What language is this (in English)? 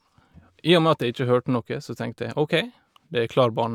Norwegian